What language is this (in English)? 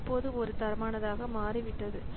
Tamil